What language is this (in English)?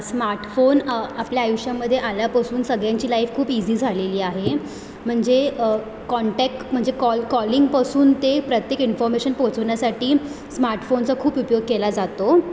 Marathi